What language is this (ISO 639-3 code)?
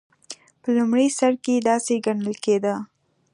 pus